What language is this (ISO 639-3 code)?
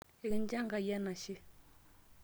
mas